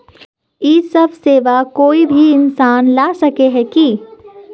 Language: Magahi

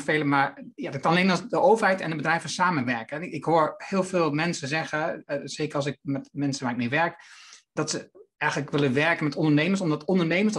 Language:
Dutch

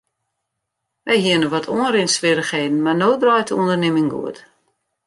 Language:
Western Frisian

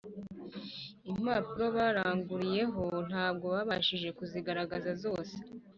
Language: Kinyarwanda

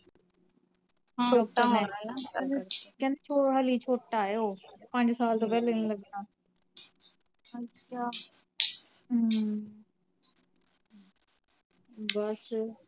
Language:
Punjabi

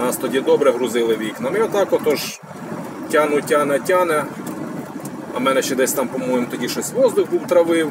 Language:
Ukrainian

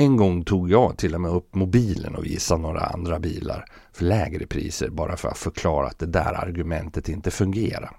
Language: Swedish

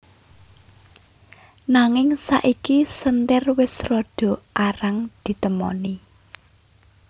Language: Javanese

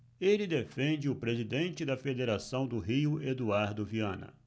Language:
Portuguese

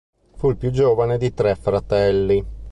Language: Italian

